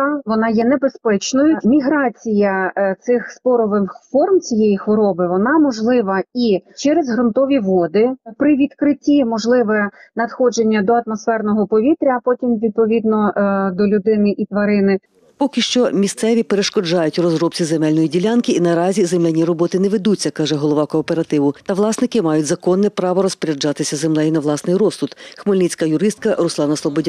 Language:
Ukrainian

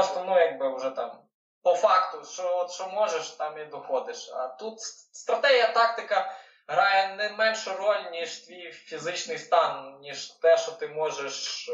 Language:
Ukrainian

